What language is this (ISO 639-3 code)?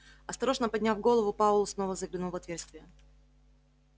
rus